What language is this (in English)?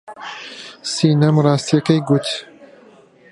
Central Kurdish